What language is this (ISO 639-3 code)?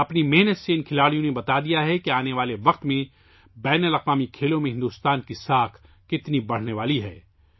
urd